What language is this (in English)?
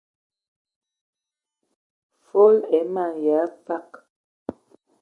Ewondo